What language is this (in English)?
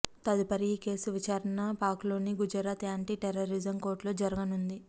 Telugu